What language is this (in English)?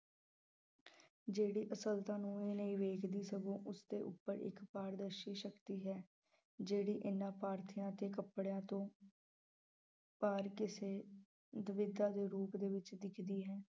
Punjabi